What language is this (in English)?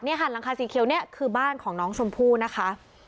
Thai